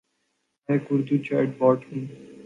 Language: Urdu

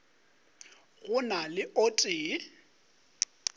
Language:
Northern Sotho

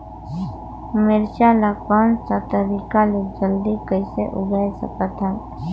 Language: Chhattisgarhi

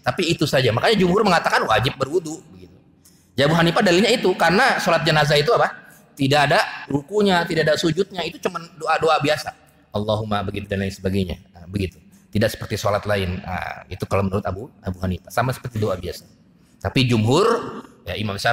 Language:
Indonesian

